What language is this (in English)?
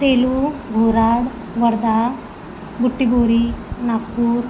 Marathi